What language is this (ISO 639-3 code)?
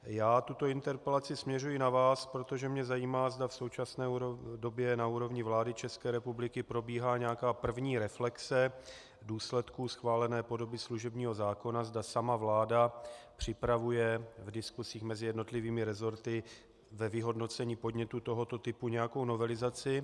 ces